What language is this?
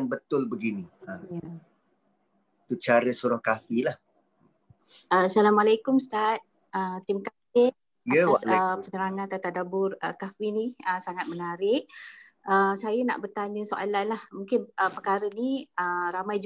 Malay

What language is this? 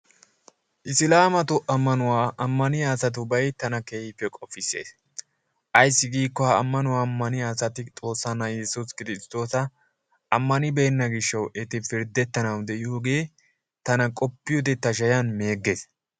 Wolaytta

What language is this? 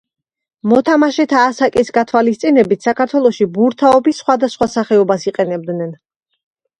Georgian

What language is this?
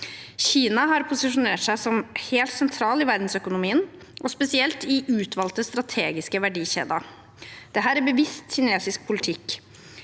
Norwegian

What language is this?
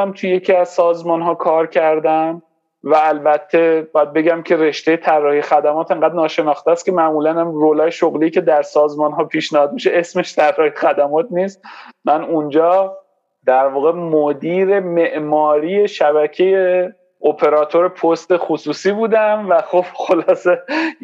Persian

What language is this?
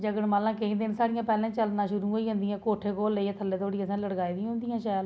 Dogri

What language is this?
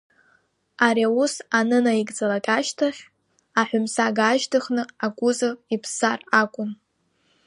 Abkhazian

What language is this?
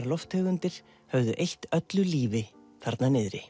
Icelandic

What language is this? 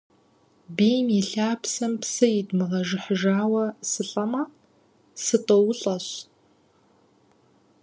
Kabardian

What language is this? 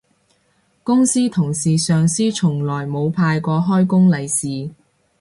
Cantonese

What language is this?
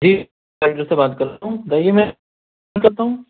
Urdu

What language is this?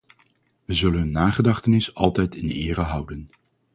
Dutch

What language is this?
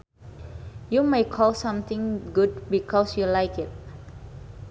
Sundanese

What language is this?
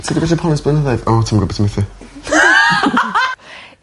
Welsh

